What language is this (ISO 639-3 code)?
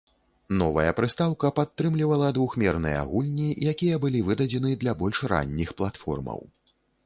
bel